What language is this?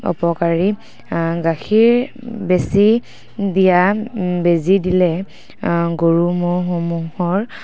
Assamese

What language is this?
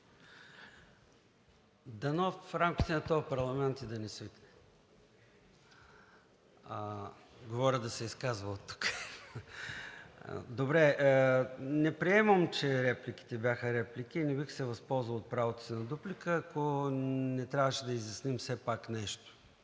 Bulgarian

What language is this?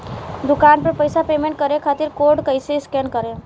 Bhojpuri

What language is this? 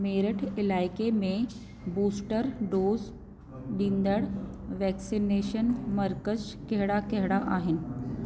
Sindhi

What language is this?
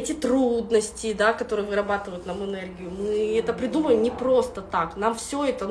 Russian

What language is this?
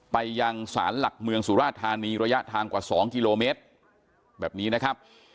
Thai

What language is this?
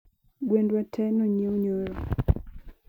Luo (Kenya and Tanzania)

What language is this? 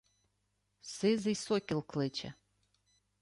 Ukrainian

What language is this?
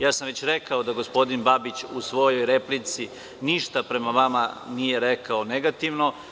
Serbian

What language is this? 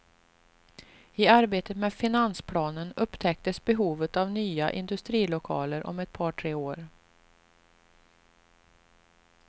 Swedish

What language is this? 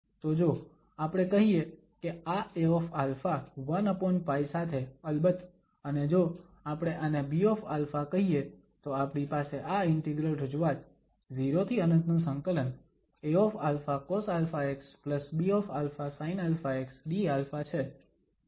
Gujarati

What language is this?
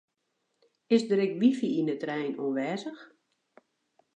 Western Frisian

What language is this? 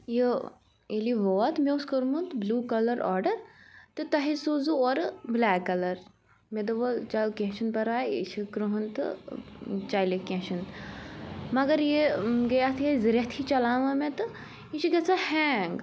Kashmiri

